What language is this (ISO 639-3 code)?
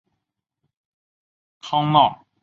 zho